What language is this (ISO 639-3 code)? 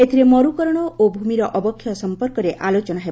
ori